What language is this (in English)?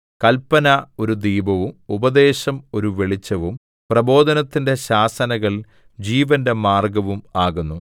Malayalam